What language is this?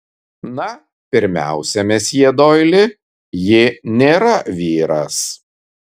Lithuanian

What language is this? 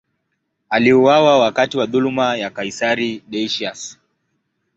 Swahili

